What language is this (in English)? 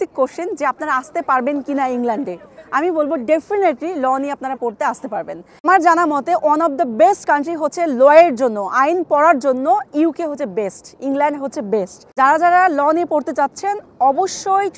Bangla